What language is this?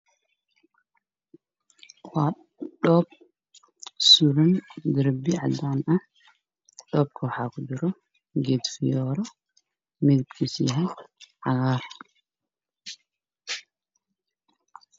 Somali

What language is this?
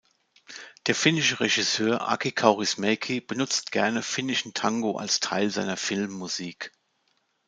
German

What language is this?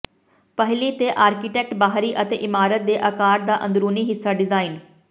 Punjabi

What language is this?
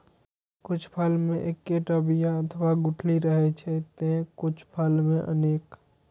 Maithili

